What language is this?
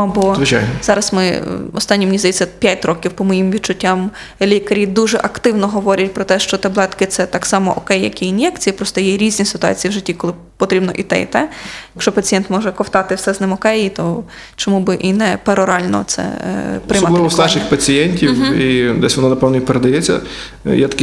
Ukrainian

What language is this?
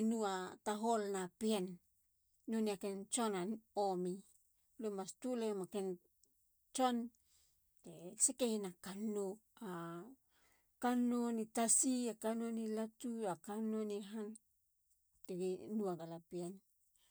Halia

